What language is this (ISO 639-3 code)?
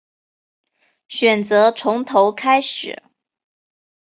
zho